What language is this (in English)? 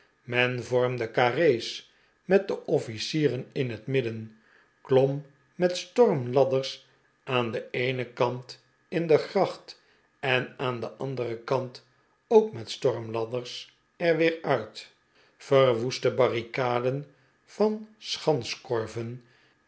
Dutch